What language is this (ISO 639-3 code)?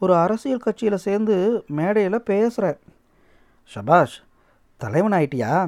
tam